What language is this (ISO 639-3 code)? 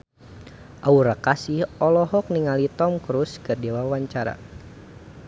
sun